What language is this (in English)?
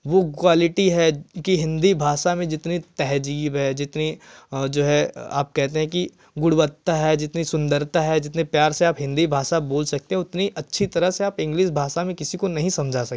Hindi